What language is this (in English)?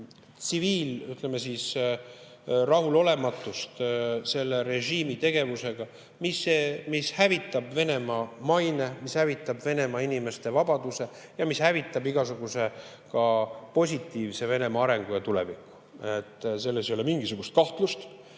Estonian